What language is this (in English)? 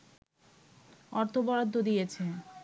Bangla